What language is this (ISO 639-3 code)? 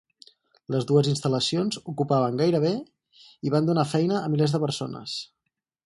cat